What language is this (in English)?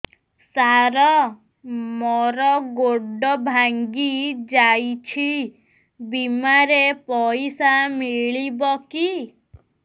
Odia